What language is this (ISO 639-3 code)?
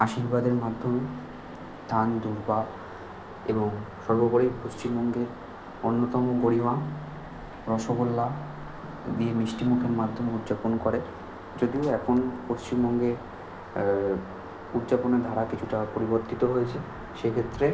ben